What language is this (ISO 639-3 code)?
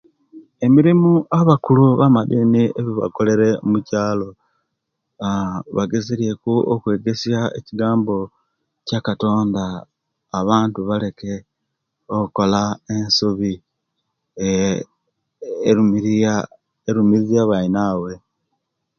lke